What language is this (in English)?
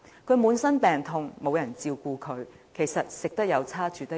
Cantonese